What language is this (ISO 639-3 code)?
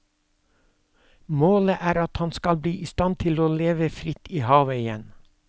nor